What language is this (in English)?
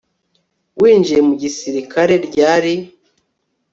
Kinyarwanda